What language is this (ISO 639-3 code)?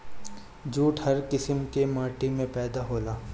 bho